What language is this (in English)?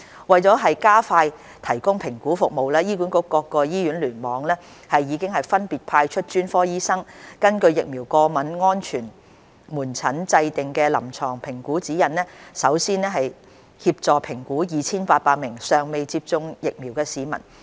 Cantonese